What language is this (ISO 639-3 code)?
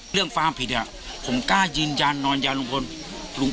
tha